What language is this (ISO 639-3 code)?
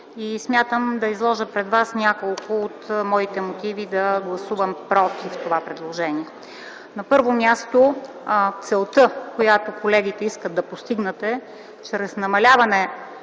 bul